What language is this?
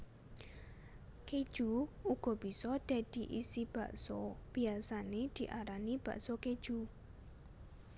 Javanese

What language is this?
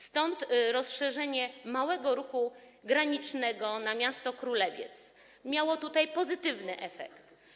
Polish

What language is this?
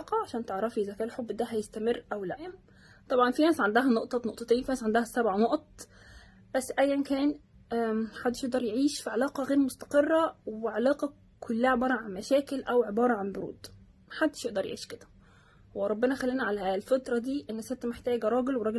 Arabic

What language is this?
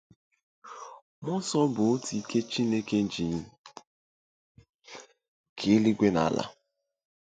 Igbo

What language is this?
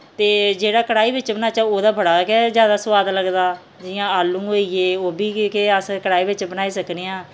Dogri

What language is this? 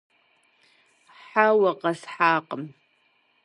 Kabardian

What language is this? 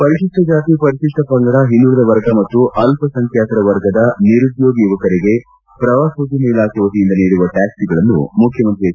Kannada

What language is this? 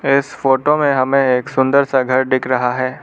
Hindi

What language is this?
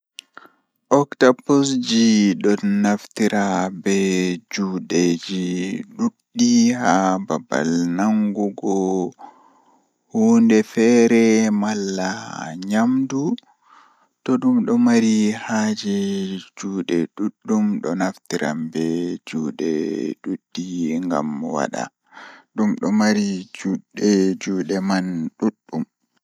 Fula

